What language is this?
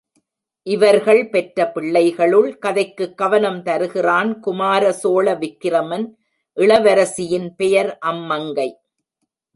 Tamil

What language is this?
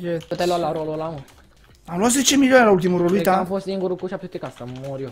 Romanian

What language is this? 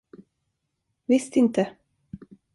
Swedish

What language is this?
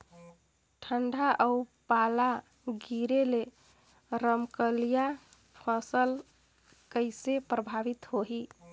Chhattisgarhi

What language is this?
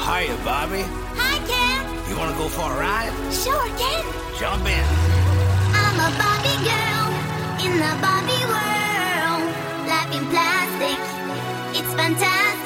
Korean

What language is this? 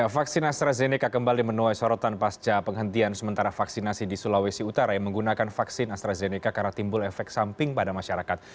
Indonesian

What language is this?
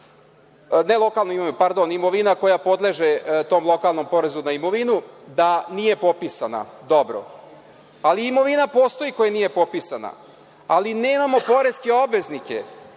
Serbian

